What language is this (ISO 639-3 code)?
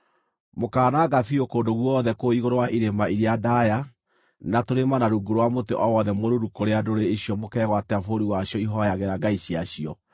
kik